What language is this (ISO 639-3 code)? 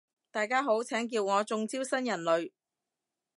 yue